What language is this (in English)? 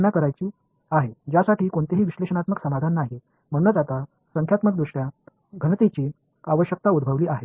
Tamil